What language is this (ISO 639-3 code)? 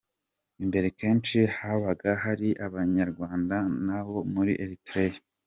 kin